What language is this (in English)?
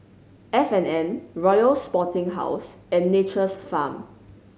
English